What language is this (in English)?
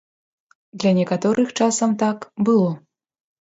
Belarusian